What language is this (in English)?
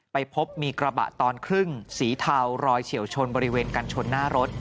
Thai